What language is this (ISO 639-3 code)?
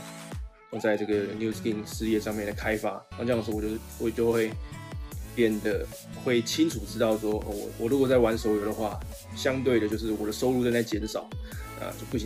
zho